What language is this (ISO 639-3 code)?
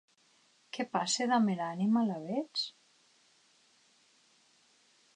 oci